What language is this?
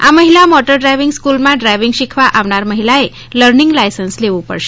Gujarati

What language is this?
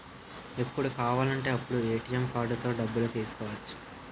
Telugu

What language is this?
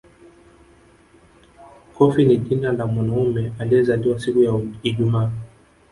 Swahili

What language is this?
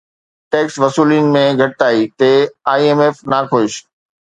Sindhi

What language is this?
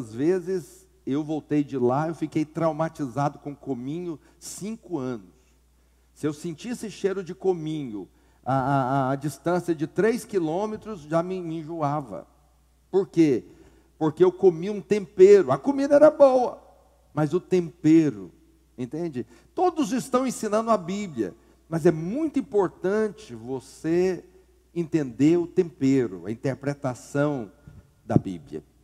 Portuguese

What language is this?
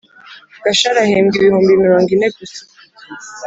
Kinyarwanda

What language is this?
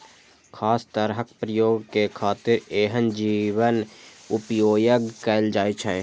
Maithili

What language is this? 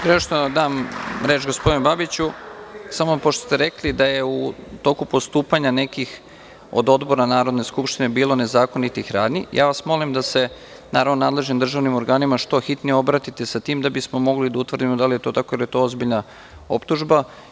Serbian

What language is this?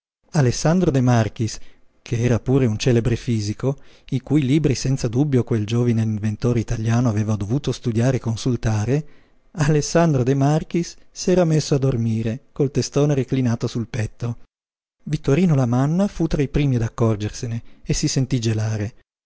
Italian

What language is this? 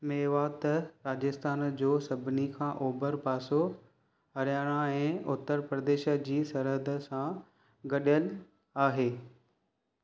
Sindhi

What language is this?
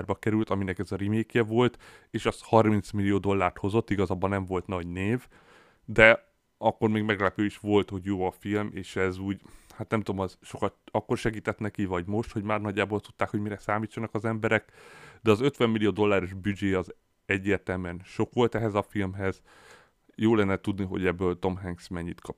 Hungarian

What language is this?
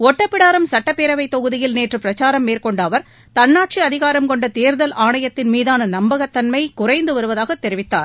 Tamil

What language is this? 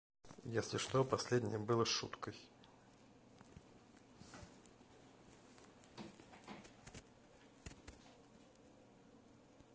Russian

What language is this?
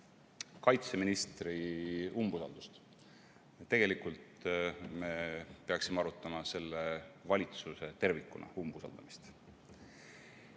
Estonian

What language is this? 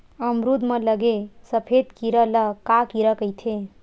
Chhattisgarhi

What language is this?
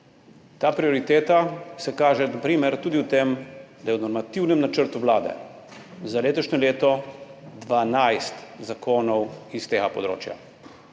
Slovenian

